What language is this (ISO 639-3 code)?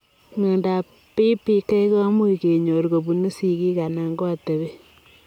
kln